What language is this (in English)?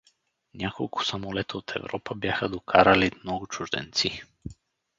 Bulgarian